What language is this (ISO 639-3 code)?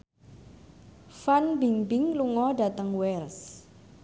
jav